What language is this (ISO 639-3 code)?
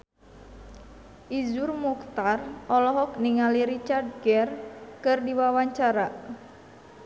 sun